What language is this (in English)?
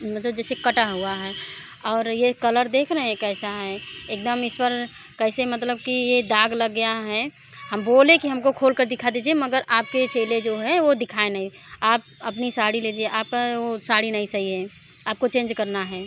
Hindi